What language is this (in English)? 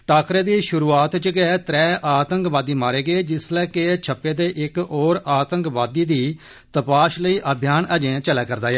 Dogri